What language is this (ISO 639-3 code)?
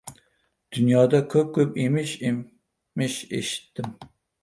uzb